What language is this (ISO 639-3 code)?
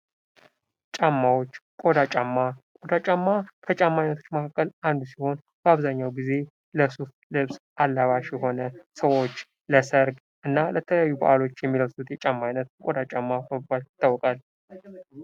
amh